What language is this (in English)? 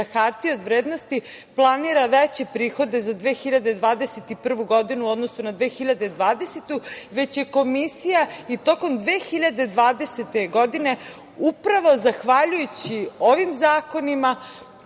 Serbian